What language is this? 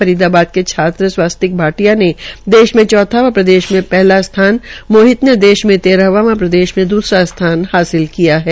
Hindi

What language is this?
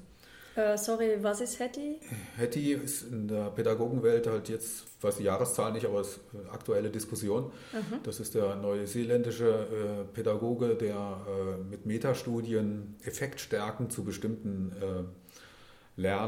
German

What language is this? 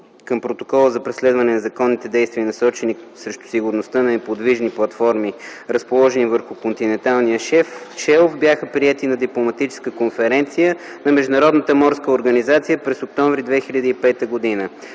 Bulgarian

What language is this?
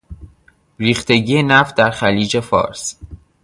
Persian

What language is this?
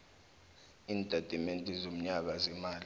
South Ndebele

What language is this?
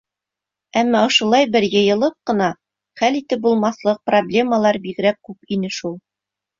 Bashkir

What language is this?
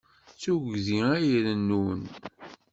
Kabyle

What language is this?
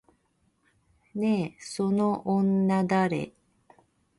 Japanese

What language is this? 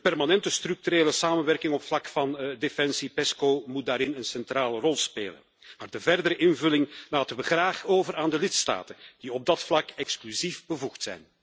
Dutch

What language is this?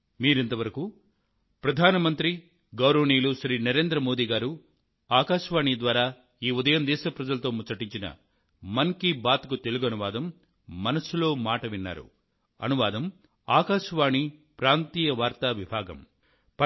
Telugu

